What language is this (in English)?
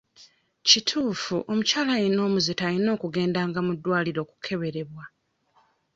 Ganda